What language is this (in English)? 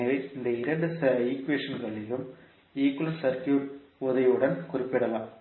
Tamil